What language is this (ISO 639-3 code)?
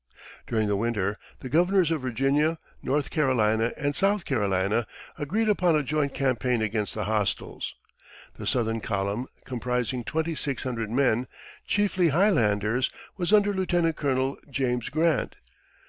eng